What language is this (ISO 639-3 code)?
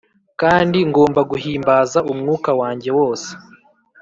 kin